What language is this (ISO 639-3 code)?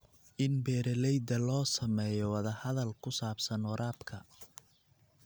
som